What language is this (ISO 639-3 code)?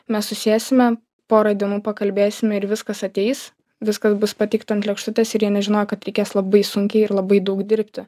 lit